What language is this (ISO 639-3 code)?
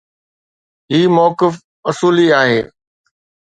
snd